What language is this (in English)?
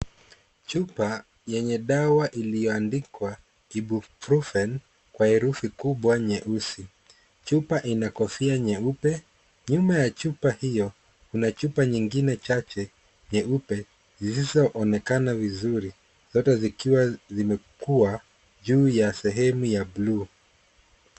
Swahili